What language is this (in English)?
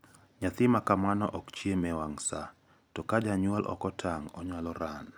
Luo (Kenya and Tanzania)